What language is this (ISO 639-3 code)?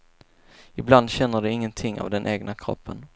swe